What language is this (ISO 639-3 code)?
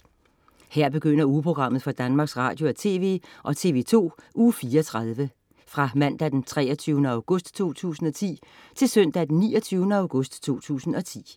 dan